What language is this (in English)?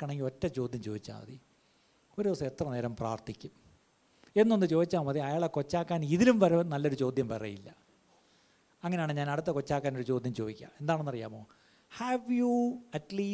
Malayalam